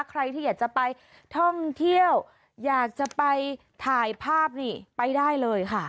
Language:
Thai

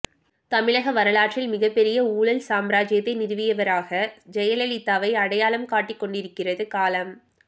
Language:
Tamil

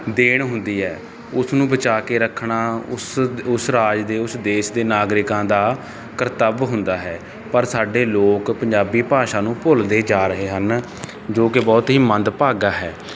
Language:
Punjabi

